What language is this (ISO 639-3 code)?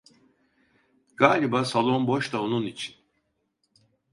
tur